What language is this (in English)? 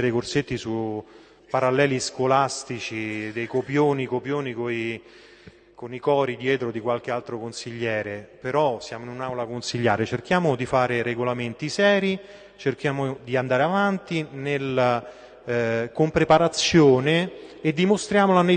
Italian